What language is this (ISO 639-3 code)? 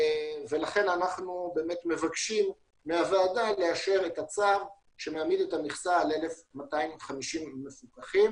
heb